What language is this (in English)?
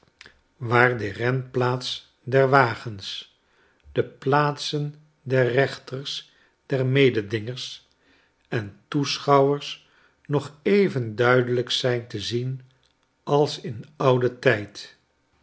Dutch